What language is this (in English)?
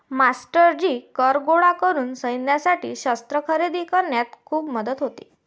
Marathi